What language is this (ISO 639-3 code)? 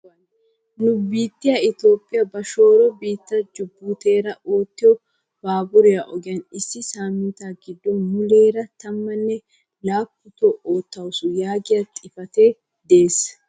wal